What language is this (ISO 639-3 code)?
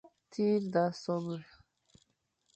fan